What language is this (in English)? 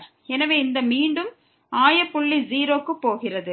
Tamil